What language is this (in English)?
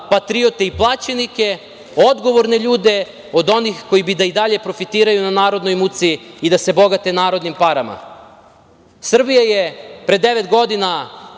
Serbian